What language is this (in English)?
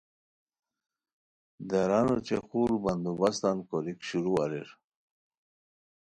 Khowar